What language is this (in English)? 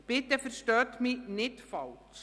Swiss German